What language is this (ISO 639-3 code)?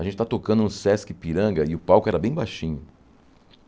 por